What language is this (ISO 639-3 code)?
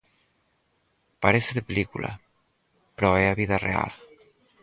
glg